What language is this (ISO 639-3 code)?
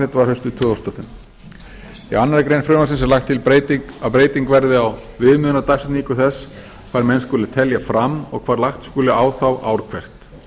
isl